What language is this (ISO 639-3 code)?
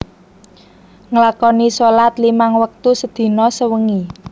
jav